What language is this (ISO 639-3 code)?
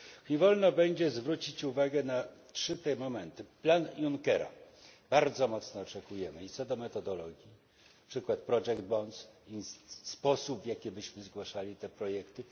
pol